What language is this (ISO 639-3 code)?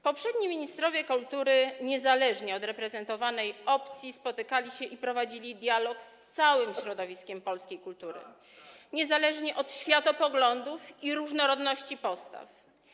pol